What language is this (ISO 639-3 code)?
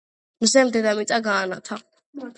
kat